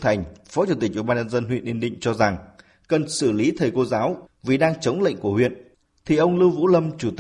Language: Vietnamese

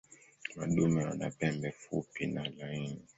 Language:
Swahili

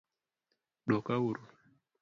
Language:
Luo (Kenya and Tanzania)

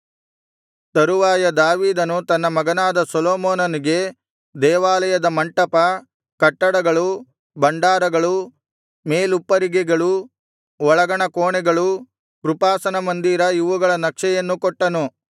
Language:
Kannada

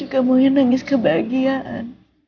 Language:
Indonesian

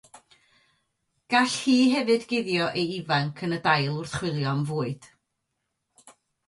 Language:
Welsh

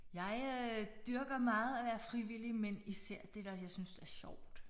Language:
Danish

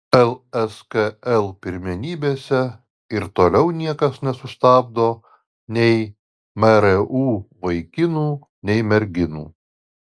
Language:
Lithuanian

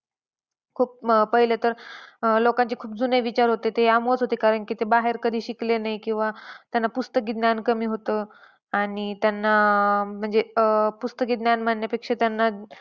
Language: Marathi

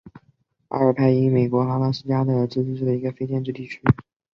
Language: Chinese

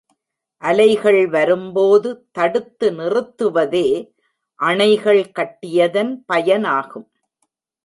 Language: Tamil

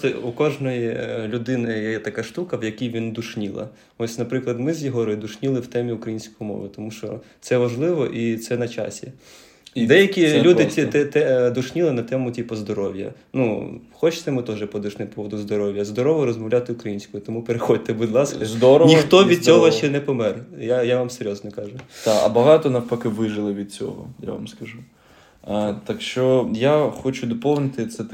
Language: Ukrainian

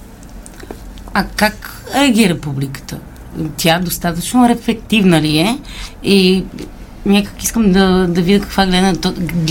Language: Bulgarian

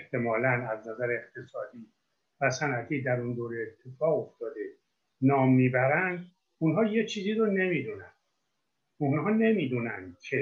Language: Persian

